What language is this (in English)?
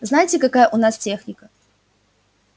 Russian